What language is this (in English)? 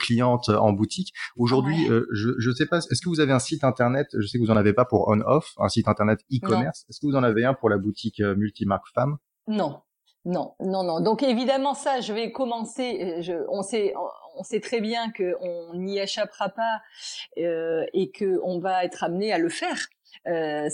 French